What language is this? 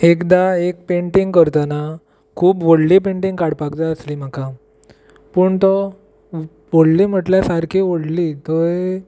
Konkani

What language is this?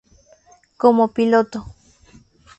Spanish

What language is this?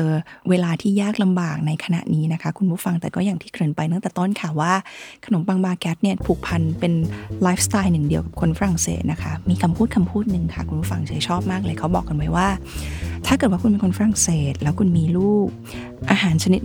Thai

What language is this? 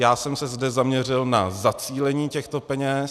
Czech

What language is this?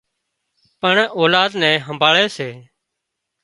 Wadiyara Koli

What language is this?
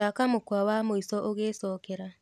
Kikuyu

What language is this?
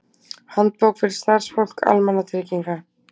Icelandic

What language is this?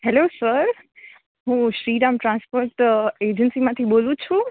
Gujarati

